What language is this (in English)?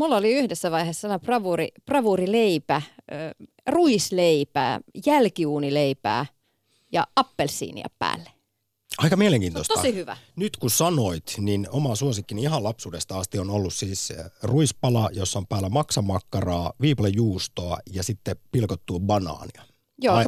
Finnish